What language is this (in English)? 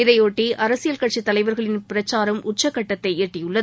Tamil